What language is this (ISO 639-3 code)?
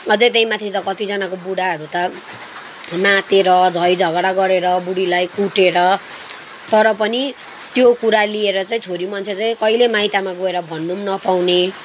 nep